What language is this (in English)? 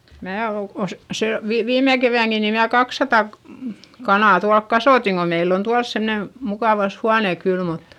Finnish